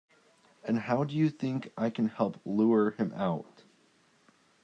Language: English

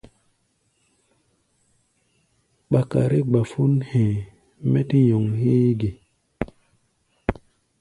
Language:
Gbaya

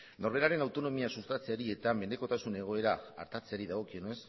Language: Basque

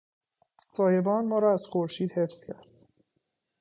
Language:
Persian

